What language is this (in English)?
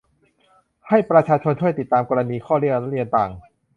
Thai